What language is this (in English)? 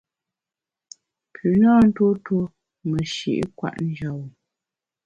Bamun